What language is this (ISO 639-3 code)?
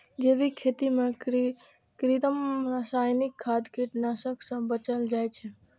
mai